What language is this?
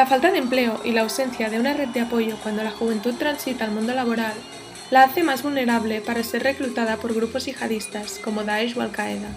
Spanish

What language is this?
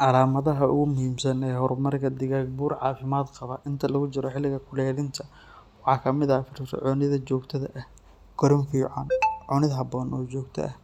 Somali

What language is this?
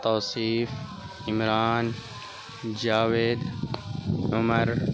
Urdu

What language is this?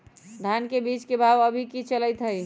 Magahi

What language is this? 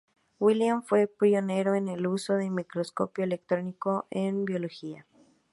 Spanish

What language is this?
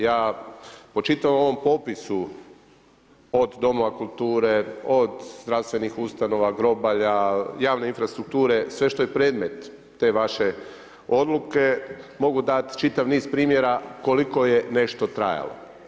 Croatian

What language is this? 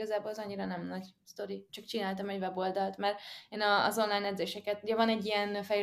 Hungarian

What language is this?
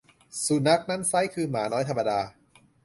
Thai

